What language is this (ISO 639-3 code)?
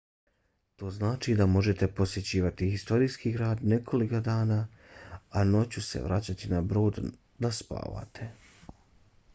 bos